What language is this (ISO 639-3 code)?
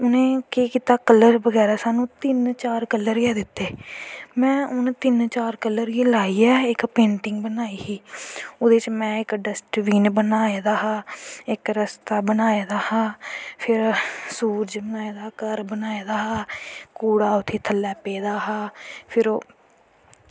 doi